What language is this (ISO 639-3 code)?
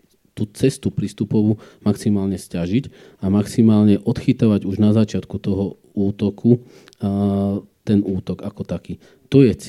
slk